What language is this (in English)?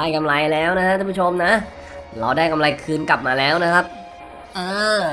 Thai